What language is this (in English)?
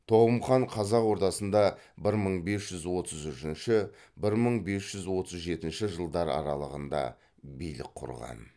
Kazakh